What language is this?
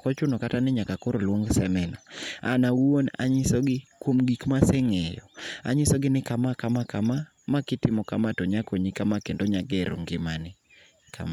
Luo (Kenya and Tanzania)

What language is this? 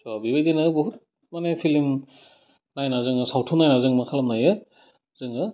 Bodo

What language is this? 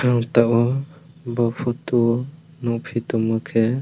Kok Borok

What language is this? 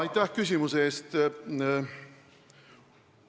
Estonian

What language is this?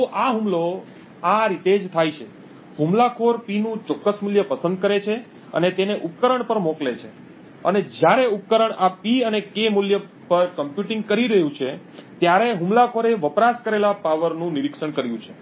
Gujarati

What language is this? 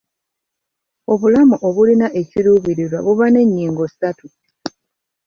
Ganda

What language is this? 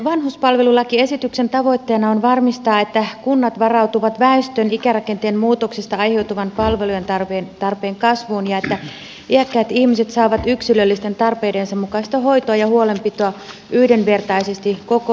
Finnish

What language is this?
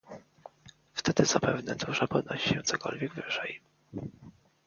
Polish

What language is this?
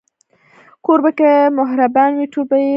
Pashto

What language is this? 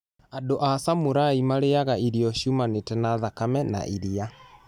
Kikuyu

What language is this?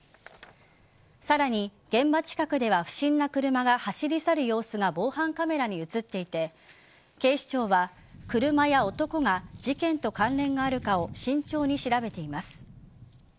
Japanese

